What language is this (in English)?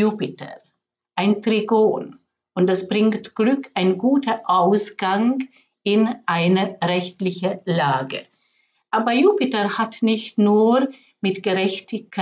German